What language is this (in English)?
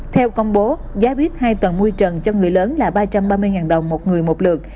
Vietnamese